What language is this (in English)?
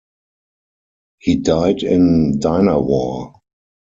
English